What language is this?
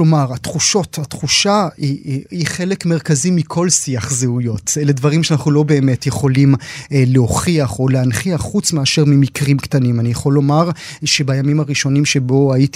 Hebrew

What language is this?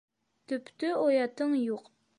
Bashkir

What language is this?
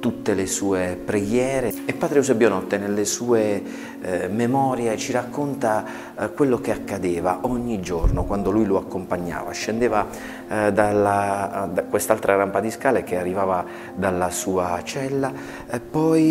Italian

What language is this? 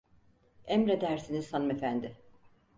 Turkish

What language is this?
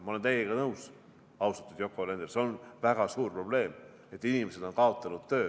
Estonian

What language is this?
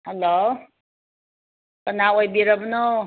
Manipuri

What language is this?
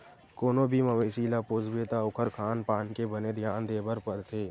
Chhattisgarhi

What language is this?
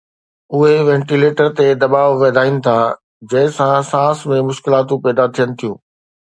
Sindhi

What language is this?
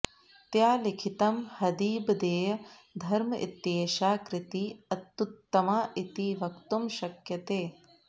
Sanskrit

